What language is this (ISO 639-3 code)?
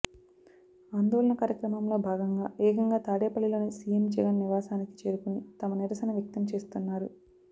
tel